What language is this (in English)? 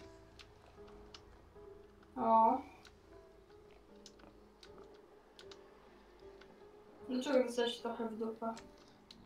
Polish